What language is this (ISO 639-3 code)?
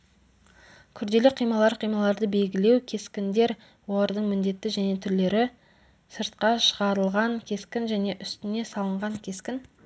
kaz